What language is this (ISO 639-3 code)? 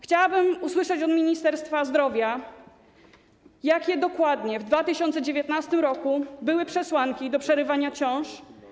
pol